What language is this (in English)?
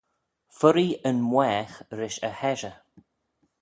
Manx